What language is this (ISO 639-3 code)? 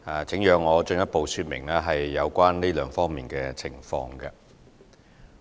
yue